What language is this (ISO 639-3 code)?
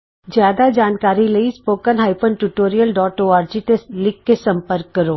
pan